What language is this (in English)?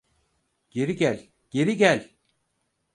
Turkish